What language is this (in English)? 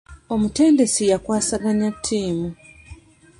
Ganda